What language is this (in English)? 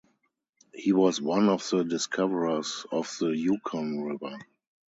English